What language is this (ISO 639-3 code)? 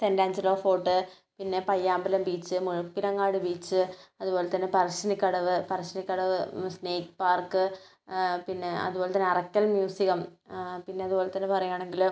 mal